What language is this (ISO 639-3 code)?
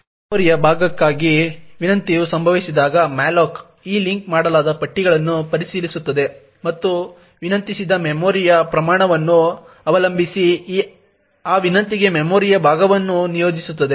kan